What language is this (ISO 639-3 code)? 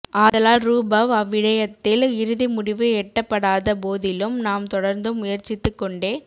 tam